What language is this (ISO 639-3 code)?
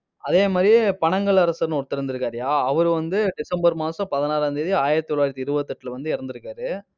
tam